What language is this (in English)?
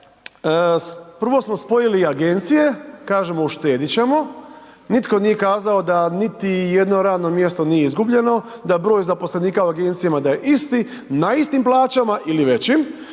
Croatian